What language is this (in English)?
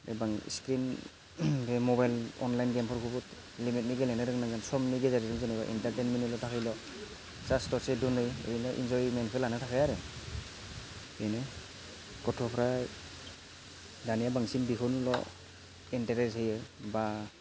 Bodo